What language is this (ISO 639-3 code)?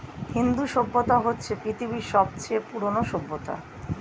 ben